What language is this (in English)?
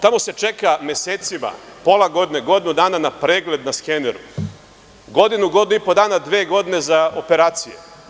Serbian